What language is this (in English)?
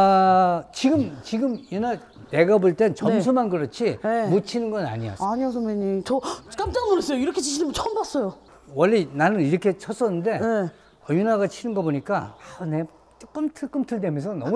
Korean